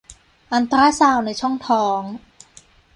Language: Thai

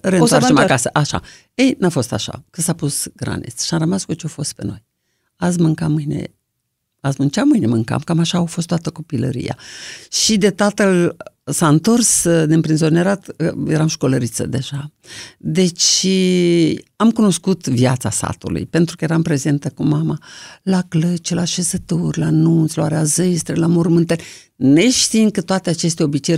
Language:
Romanian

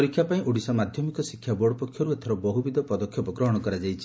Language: Odia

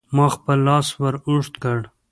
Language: Pashto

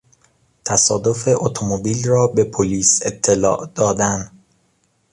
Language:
Persian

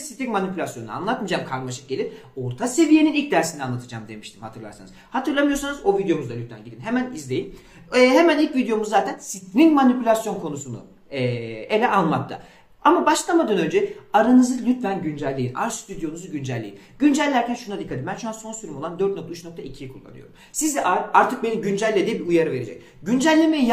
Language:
Turkish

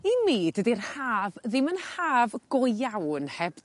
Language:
Welsh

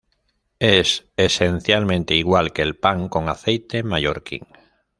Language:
Spanish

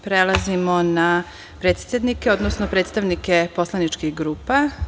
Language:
Serbian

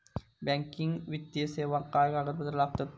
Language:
Marathi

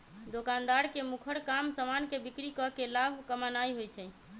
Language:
Magahi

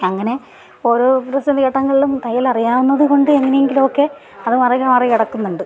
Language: Malayalam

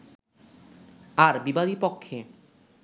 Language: Bangla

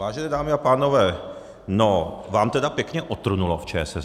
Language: Czech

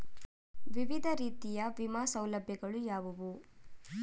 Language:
Kannada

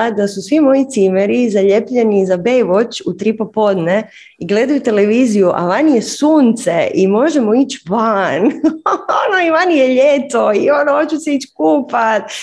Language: Croatian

